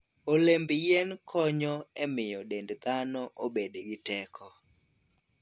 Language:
Luo (Kenya and Tanzania)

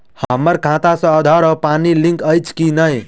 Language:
Maithili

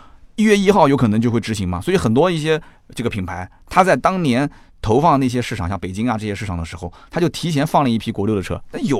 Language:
Chinese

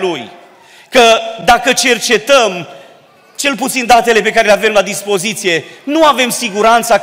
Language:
Romanian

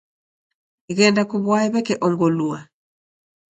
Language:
Taita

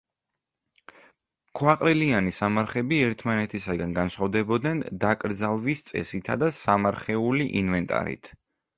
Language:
Georgian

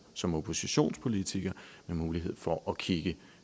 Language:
Danish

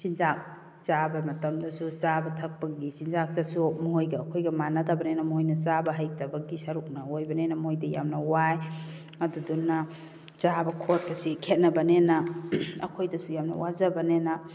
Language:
Manipuri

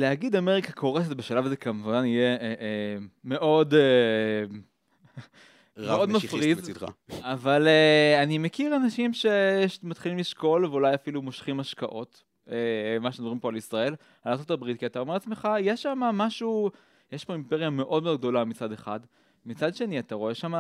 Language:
Hebrew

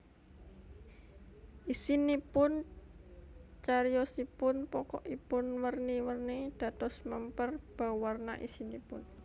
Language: Javanese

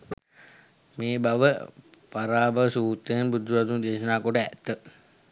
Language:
Sinhala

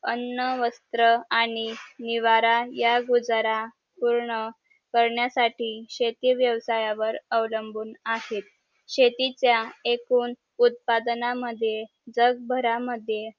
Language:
Marathi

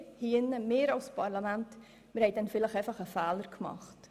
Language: Swiss German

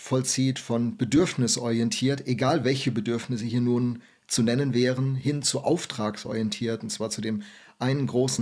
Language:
German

